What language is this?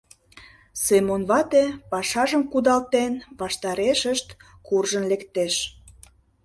Mari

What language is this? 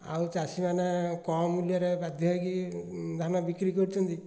Odia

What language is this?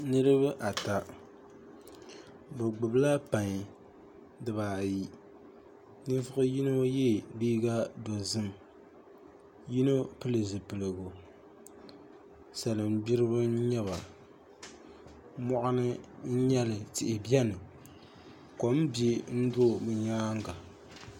Dagbani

